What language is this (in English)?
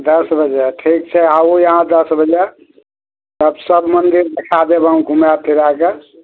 Maithili